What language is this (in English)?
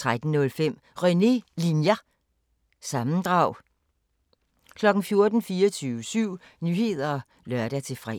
Danish